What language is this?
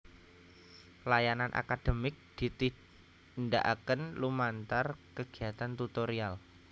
Javanese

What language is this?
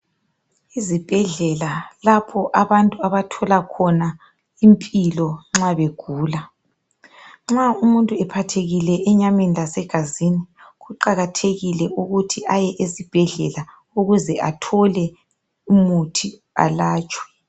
North Ndebele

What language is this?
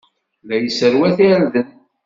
Kabyle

